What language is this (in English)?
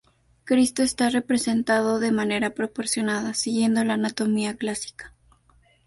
Spanish